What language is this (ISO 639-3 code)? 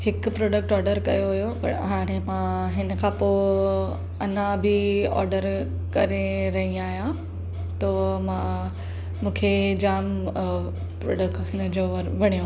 snd